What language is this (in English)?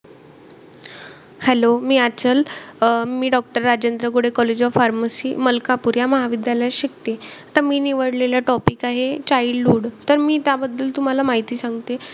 Marathi